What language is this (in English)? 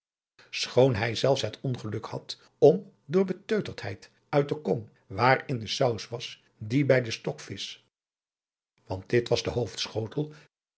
Dutch